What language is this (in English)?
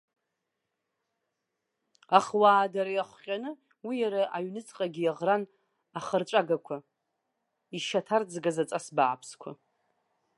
Abkhazian